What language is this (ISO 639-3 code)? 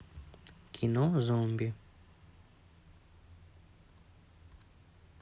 rus